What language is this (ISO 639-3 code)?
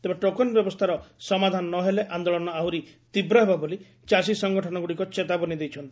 ori